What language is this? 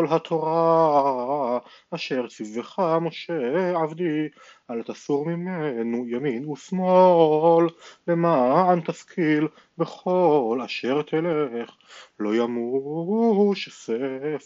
Hebrew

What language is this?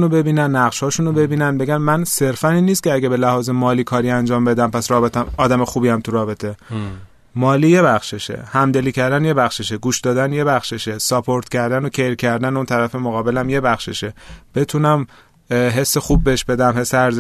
Persian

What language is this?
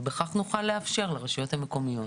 Hebrew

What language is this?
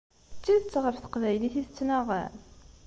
Kabyle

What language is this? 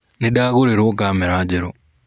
Kikuyu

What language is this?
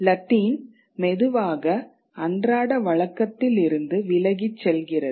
Tamil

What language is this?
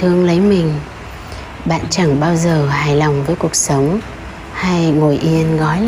Vietnamese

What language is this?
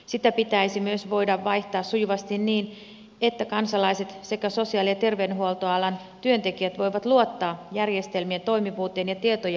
Finnish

